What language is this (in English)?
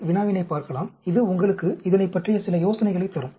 Tamil